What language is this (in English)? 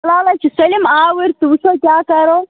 Kashmiri